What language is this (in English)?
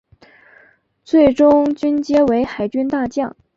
Chinese